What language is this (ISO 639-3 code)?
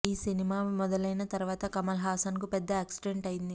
tel